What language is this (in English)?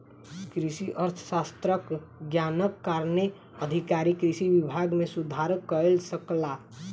Maithili